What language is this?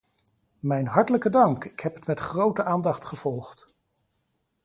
Dutch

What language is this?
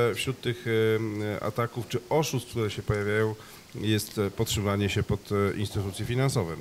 Polish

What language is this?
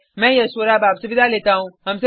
Hindi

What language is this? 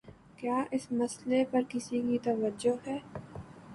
Urdu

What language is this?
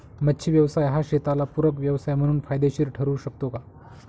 Marathi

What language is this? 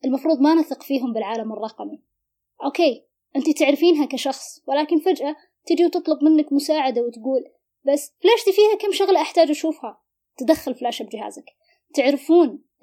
Arabic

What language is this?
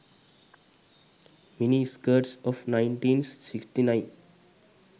Sinhala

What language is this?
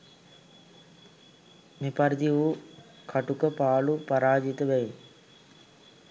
Sinhala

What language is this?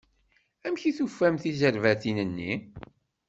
Kabyle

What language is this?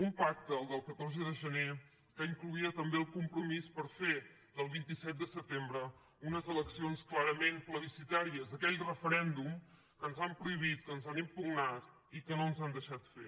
Catalan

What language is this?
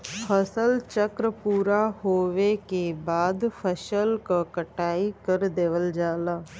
Bhojpuri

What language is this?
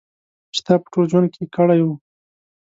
Pashto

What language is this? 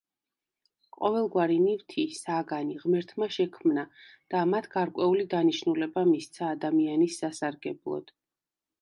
Georgian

